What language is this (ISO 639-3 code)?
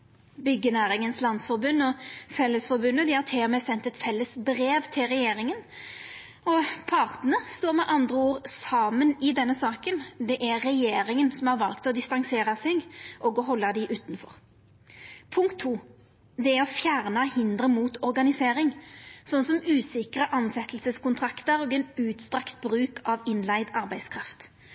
nno